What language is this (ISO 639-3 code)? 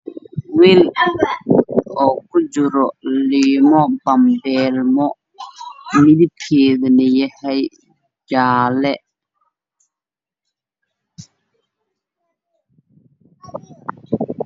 som